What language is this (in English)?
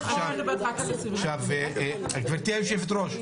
Hebrew